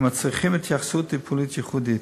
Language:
Hebrew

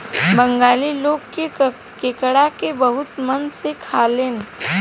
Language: Bhojpuri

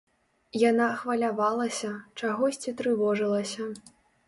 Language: Belarusian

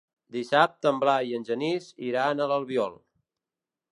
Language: Catalan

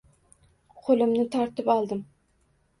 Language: Uzbek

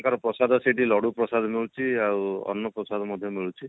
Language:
Odia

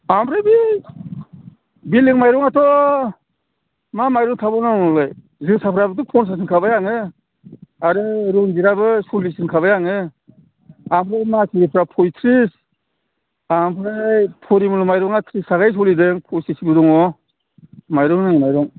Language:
Bodo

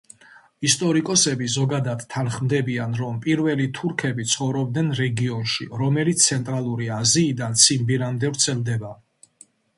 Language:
Georgian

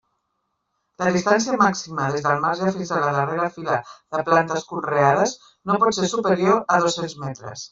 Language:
Catalan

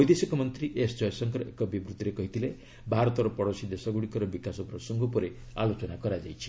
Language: Odia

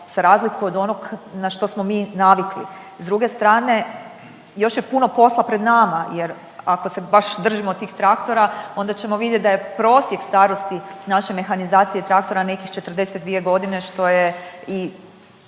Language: Croatian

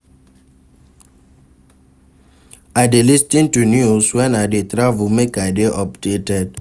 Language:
Nigerian Pidgin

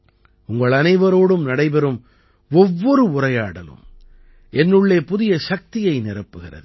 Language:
Tamil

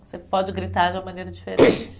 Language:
Portuguese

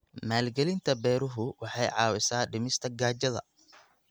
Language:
Somali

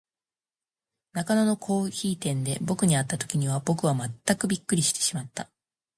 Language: Japanese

